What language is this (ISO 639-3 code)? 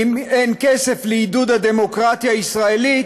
heb